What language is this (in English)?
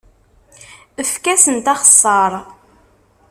Kabyle